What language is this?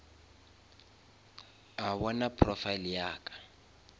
Northern Sotho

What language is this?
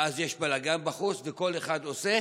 Hebrew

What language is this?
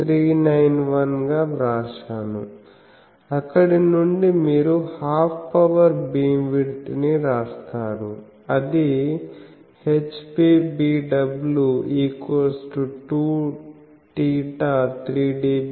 Telugu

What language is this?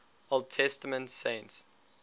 English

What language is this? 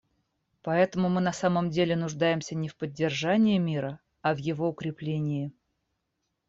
Russian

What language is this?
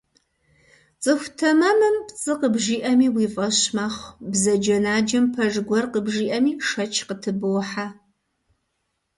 Kabardian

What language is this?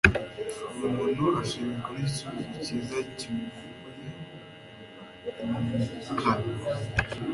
Kinyarwanda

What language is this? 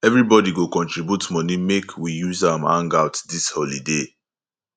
Nigerian Pidgin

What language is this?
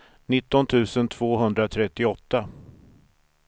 Swedish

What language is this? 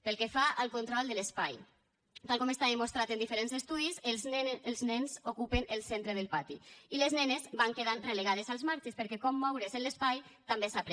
Catalan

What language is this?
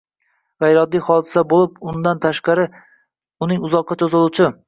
Uzbek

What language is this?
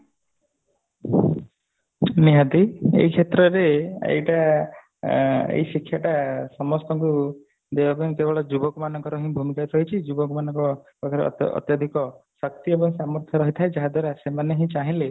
Odia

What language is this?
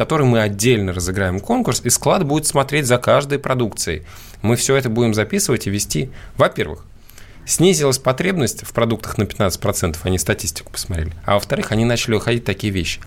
Russian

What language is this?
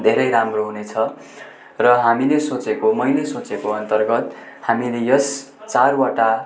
Nepali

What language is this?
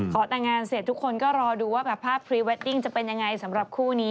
Thai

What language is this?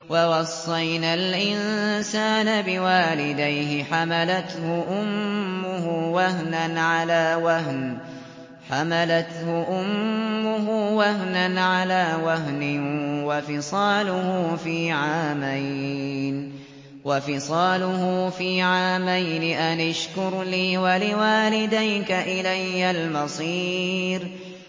Arabic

